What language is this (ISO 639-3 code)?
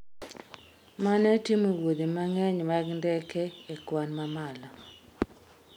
luo